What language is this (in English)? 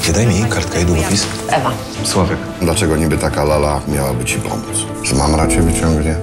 Polish